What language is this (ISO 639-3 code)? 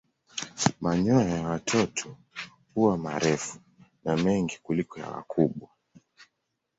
swa